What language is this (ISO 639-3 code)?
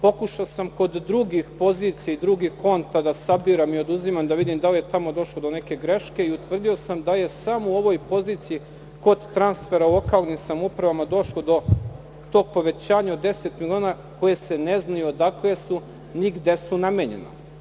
srp